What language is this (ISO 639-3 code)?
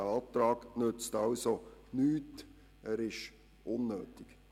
gsw